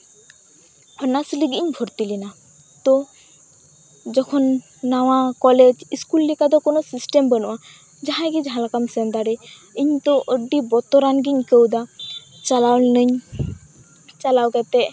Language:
Santali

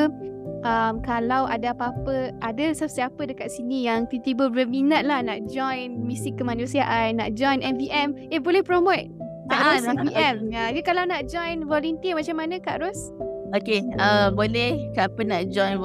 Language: Malay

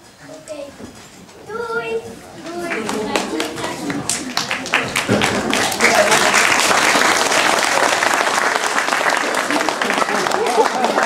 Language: Dutch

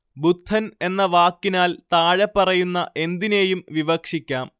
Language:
Malayalam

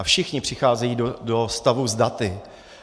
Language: Czech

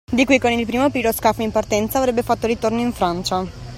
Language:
Italian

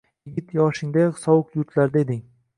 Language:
Uzbek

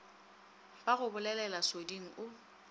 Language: Northern Sotho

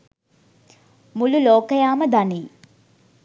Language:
Sinhala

